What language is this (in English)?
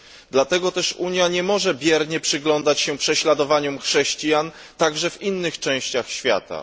Polish